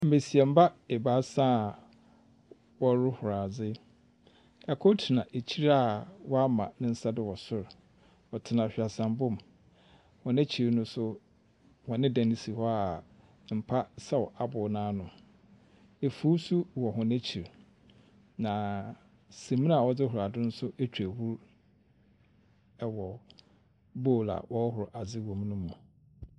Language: Akan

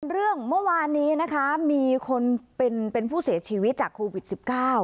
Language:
Thai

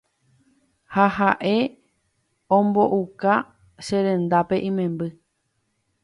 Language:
Guarani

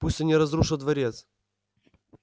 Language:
Russian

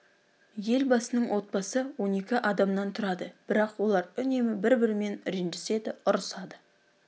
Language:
Kazakh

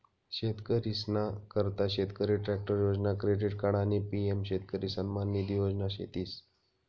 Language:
Marathi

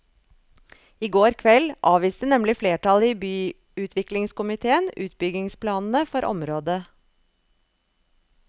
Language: Norwegian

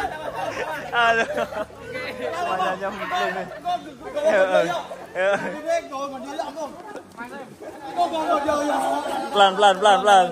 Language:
Indonesian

